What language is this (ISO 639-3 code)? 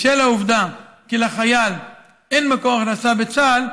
heb